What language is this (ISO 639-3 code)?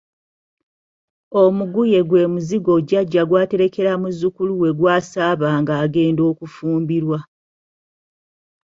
lug